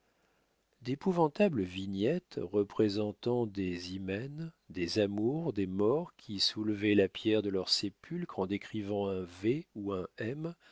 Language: French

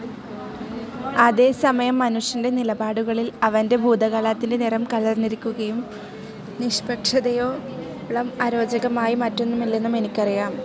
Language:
Malayalam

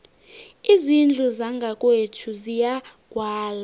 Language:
South Ndebele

